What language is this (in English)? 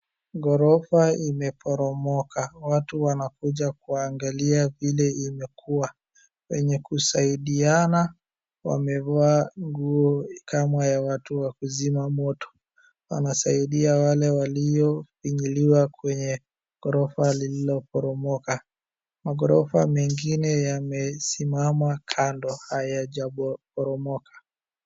Swahili